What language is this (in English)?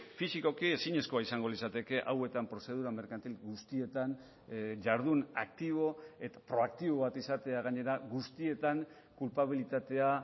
Basque